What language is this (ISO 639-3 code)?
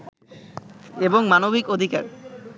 ben